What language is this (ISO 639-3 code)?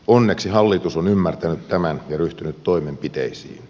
fin